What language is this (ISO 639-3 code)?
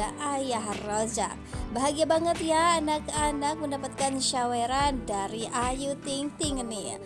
ind